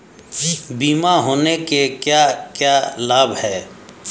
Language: Hindi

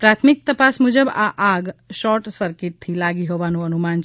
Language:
Gujarati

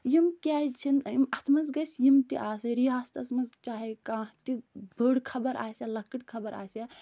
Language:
Kashmiri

